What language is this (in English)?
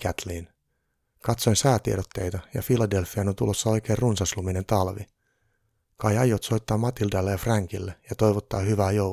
Finnish